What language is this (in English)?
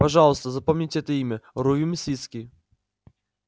Russian